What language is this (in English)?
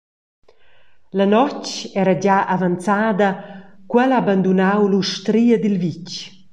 Romansh